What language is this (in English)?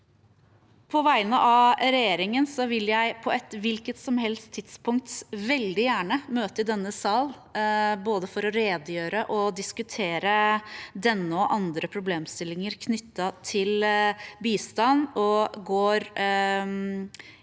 Norwegian